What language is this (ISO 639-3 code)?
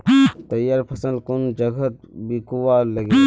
mag